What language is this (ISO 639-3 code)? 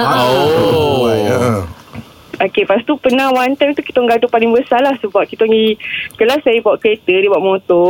msa